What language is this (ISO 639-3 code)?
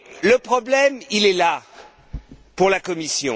fra